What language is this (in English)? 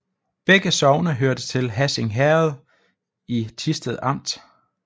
Danish